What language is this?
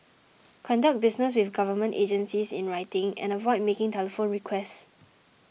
English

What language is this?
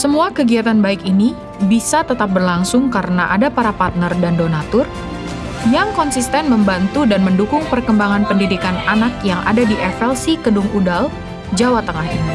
Indonesian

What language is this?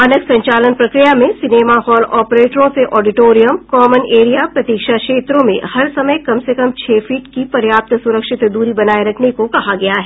Hindi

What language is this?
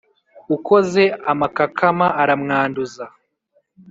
Kinyarwanda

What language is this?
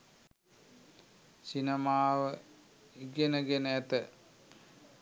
Sinhala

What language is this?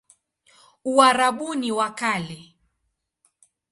Swahili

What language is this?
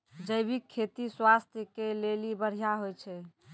Maithili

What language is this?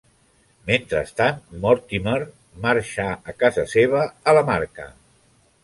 Catalan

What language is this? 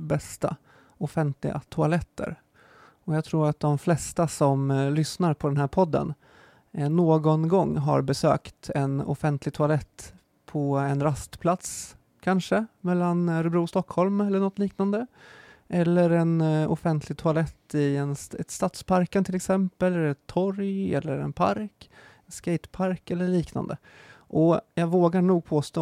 Swedish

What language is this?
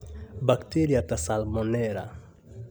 Kikuyu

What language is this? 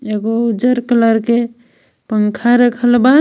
Bhojpuri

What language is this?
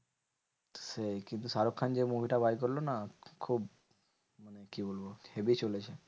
Bangla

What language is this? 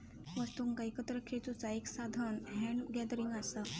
Marathi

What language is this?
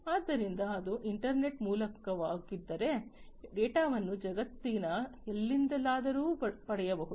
Kannada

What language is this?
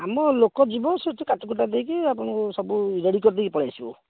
Odia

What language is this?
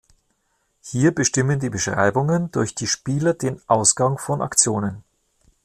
German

